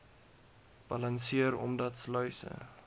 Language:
Afrikaans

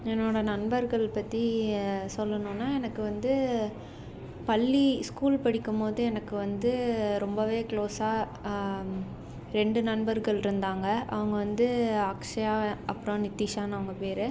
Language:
Tamil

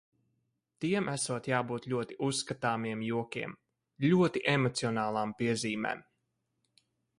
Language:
Latvian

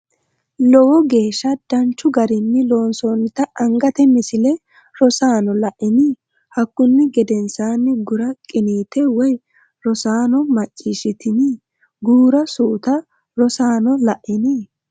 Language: Sidamo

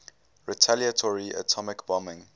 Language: English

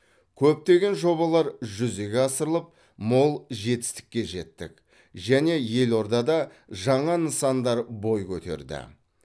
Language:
Kazakh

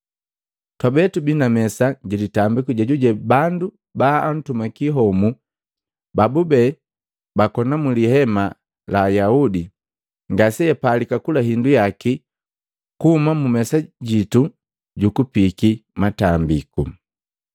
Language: Matengo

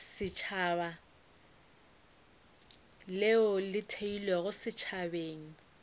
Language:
Northern Sotho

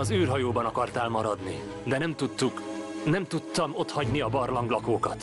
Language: Hungarian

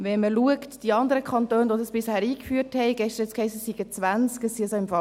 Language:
Swiss German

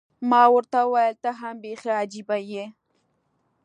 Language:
Pashto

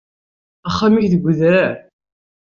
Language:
Kabyle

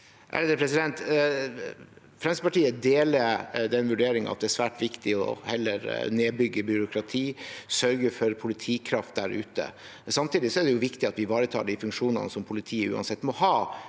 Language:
Norwegian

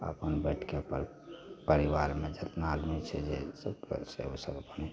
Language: Maithili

